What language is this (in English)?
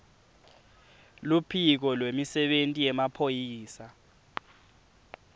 Swati